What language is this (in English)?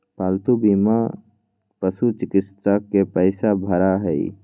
Magahi